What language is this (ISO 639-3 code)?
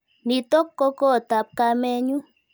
kln